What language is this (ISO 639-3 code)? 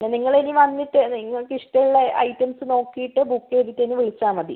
mal